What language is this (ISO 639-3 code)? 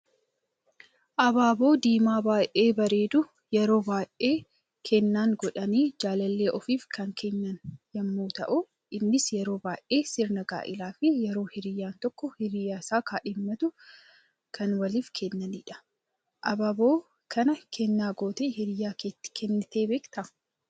orm